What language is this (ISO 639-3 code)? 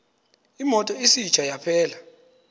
xho